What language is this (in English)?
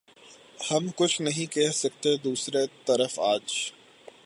Urdu